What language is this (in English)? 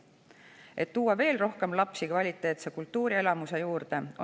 Estonian